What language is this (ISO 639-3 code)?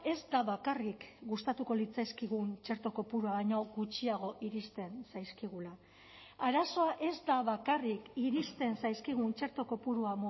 eus